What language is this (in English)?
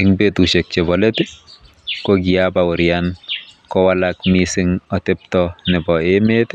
Kalenjin